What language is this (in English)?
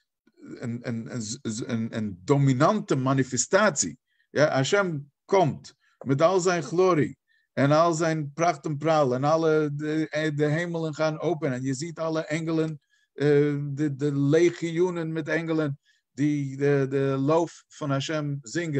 Dutch